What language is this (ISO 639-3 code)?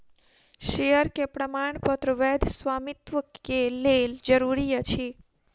mai